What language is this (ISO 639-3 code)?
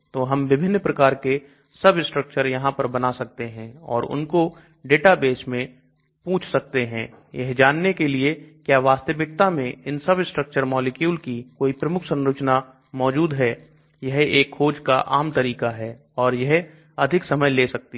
hin